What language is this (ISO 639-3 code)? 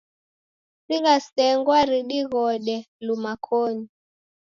dav